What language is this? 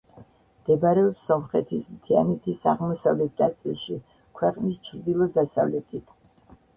Georgian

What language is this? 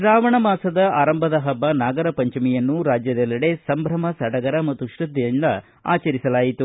Kannada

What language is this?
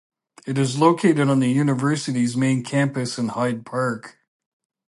English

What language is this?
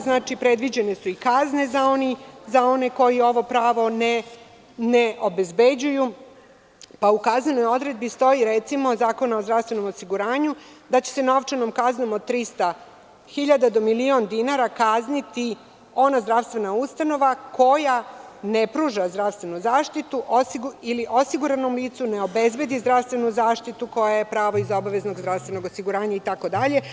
Serbian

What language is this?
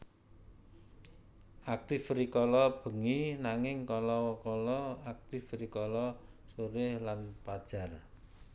Javanese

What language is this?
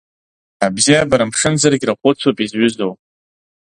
Abkhazian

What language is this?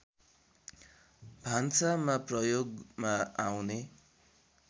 Nepali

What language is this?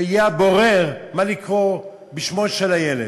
Hebrew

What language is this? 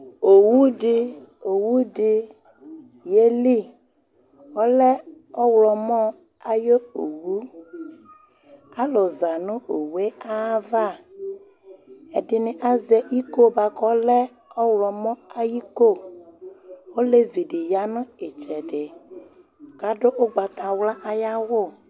Ikposo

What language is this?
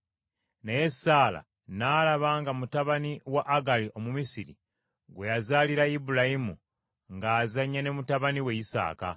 Ganda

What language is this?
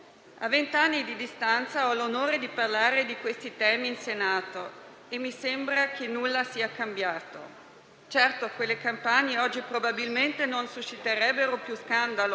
Italian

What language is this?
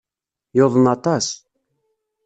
Kabyle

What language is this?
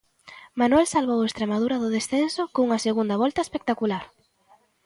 Galician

